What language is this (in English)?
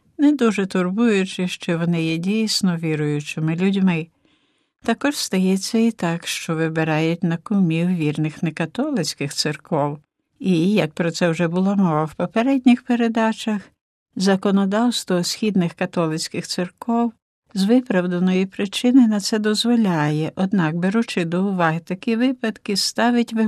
Ukrainian